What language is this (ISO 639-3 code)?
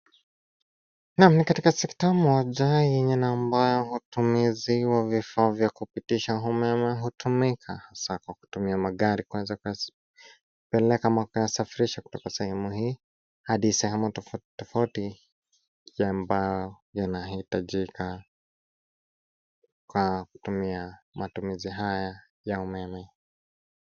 swa